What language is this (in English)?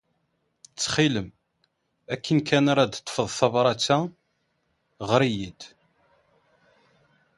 Kabyle